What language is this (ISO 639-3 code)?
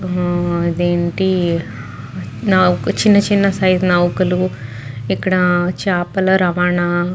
tel